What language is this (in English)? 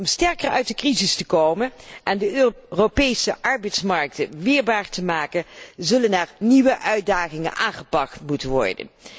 Dutch